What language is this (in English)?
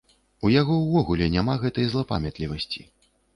Belarusian